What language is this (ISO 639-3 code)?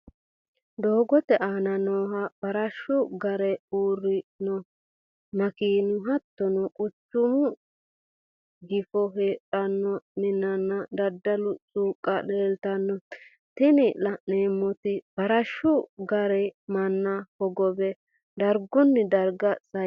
sid